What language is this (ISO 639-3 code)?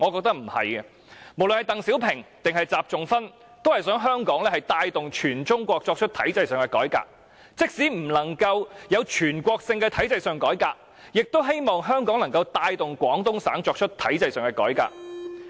yue